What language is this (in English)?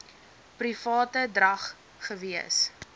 Afrikaans